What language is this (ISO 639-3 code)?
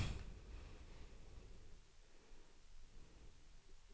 swe